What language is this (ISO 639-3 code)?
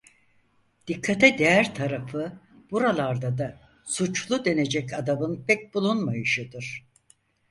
tur